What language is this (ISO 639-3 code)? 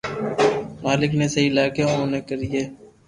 lrk